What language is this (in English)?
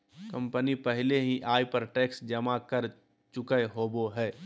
Magahi